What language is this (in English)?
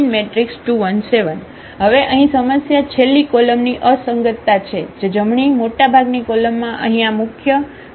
Gujarati